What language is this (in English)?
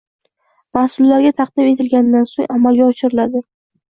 Uzbek